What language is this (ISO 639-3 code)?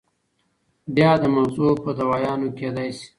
pus